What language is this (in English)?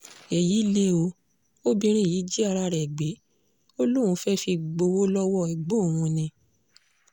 Yoruba